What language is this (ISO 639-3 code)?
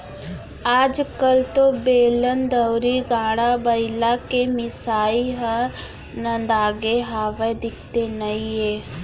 hne